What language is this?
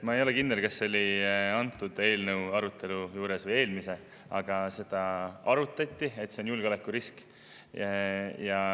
Estonian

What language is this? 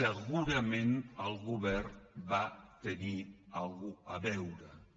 Catalan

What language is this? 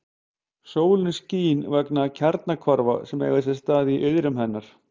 Icelandic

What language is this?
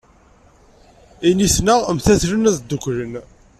Kabyle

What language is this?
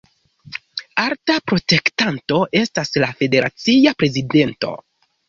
Esperanto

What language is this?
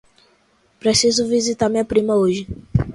Portuguese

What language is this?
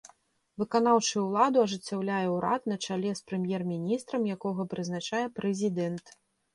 Belarusian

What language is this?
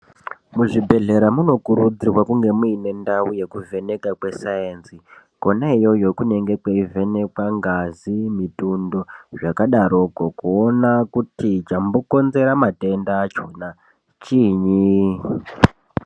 Ndau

